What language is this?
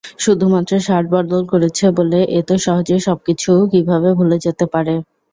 Bangla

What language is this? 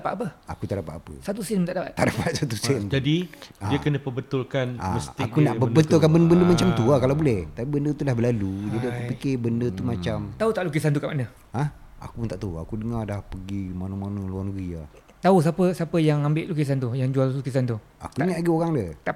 Malay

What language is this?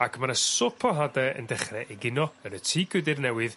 Welsh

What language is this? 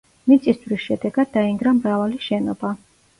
Georgian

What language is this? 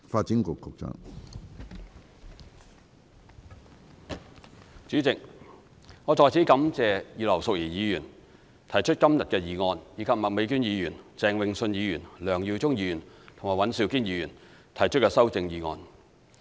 Cantonese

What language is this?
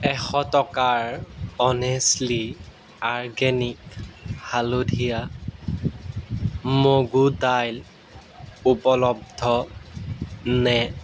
Assamese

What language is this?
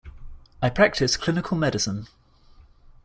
English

